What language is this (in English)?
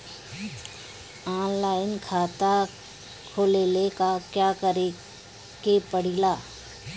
Bhojpuri